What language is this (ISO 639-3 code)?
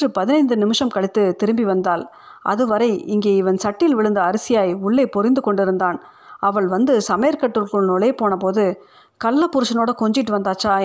tam